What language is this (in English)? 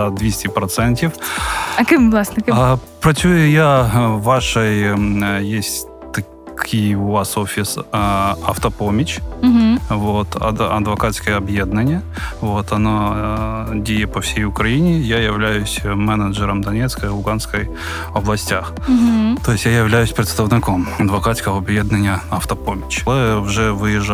Ukrainian